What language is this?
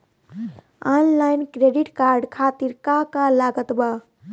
Bhojpuri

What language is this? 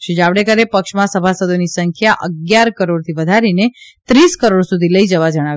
Gujarati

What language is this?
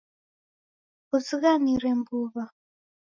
Taita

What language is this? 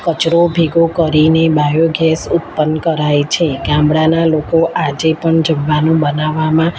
Gujarati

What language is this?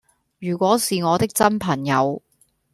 Cantonese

